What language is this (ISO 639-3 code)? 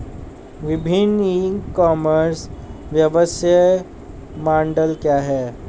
hin